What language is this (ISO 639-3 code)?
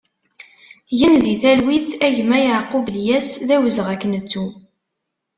kab